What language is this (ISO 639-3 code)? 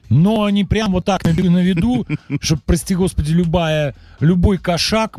rus